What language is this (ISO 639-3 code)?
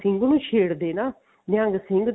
pan